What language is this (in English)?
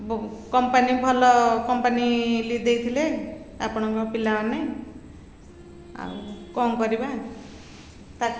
Odia